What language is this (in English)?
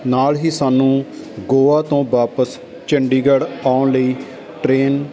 Punjabi